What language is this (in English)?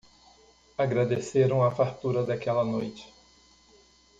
Portuguese